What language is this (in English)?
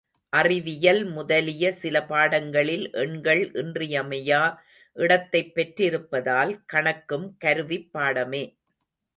Tamil